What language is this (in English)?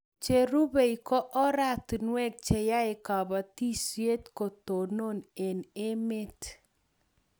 Kalenjin